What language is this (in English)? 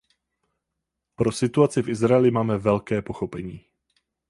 Czech